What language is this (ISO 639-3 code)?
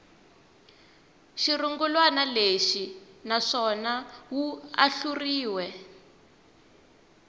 tso